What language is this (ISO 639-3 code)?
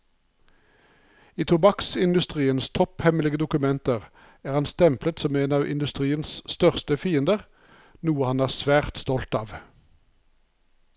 nor